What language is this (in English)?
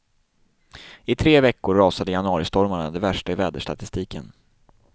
Swedish